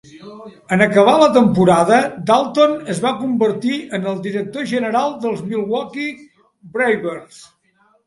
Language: Catalan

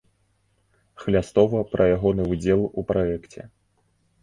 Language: Belarusian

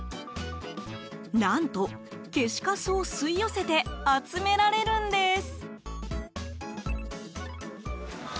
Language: Japanese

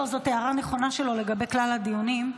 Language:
Hebrew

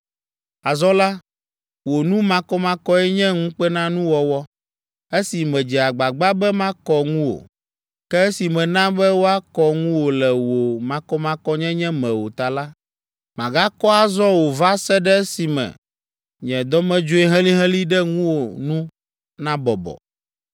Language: Ewe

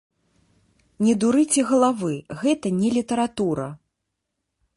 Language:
Belarusian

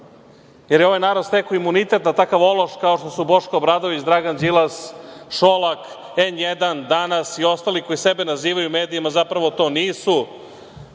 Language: Serbian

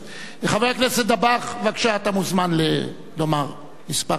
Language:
Hebrew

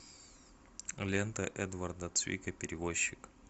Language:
Russian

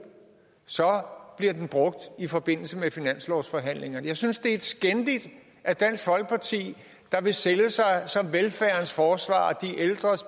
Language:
Danish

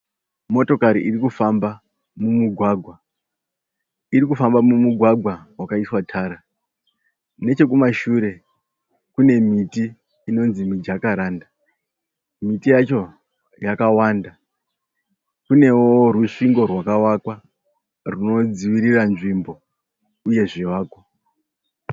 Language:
Shona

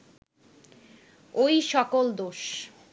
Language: Bangla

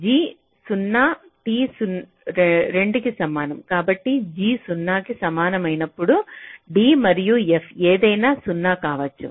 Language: Telugu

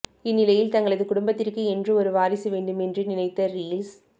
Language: Tamil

